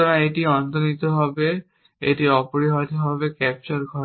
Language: Bangla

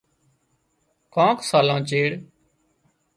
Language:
Wadiyara Koli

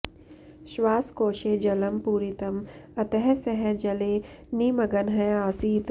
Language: Sanskrit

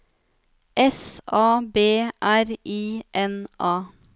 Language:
Norwegian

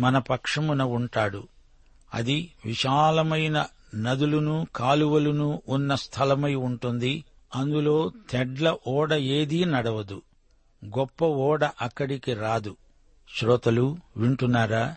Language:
Telugu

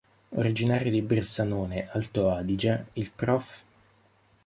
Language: Italian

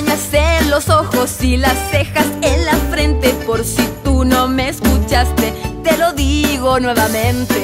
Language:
Spanish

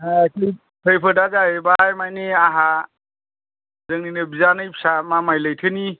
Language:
Bodo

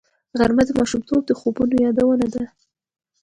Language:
Pashto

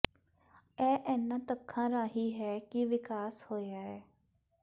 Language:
Punjabi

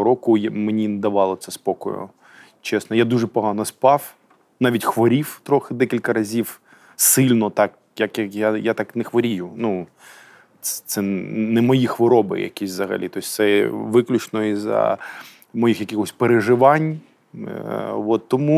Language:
Ukrainian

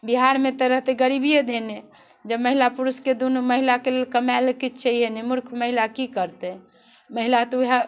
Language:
Maithili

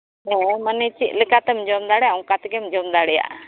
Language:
Santali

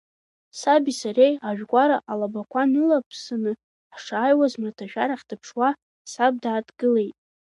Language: Abkhazian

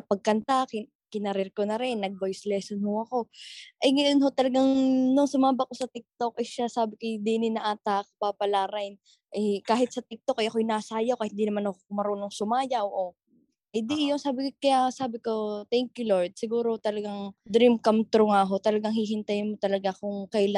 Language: Filipino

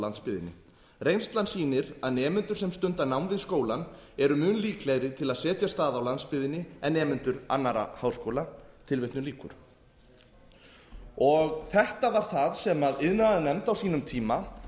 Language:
Icelandic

